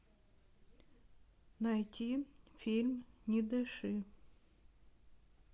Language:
Russian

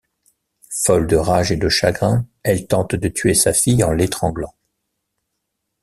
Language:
French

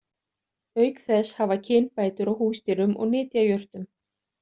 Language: Icelandic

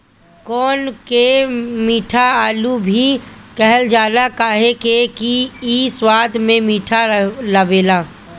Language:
Bhojpuri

